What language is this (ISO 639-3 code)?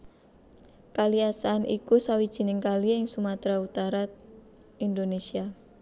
jav